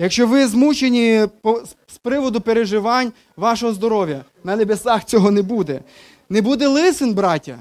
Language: Ukrainian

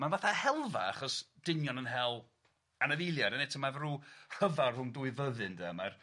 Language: Welsh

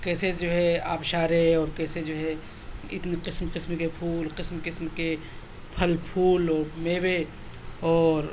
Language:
Urdu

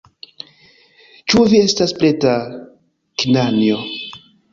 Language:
Esperanto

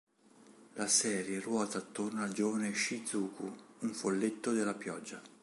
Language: Italian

